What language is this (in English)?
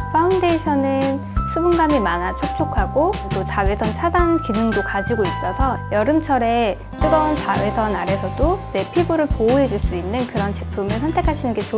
Korean